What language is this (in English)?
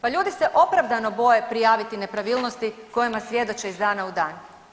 Croatian